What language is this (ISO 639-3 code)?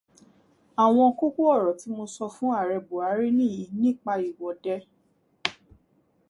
yor